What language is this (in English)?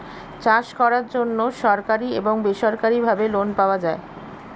Bangla